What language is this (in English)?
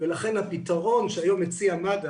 Hebrew